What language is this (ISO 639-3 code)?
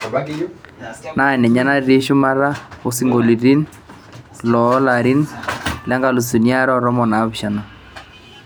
mas